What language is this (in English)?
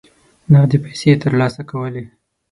Pashto